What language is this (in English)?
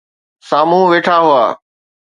Sindhi